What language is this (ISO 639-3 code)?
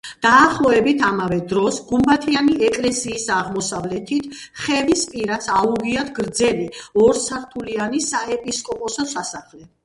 kat